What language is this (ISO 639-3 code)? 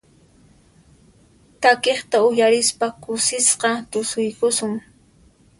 qxp